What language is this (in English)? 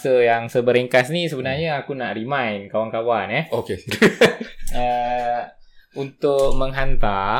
Malay